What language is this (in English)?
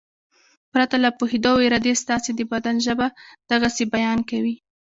Pashto